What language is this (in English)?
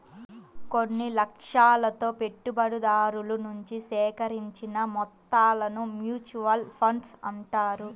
Telugu